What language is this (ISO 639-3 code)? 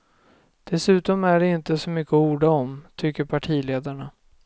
swe